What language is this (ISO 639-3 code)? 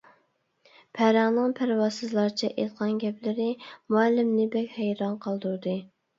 uig